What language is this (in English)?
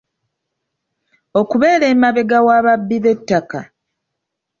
Ganda